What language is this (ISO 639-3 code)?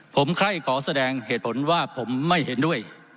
tha